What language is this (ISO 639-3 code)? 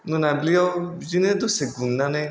brx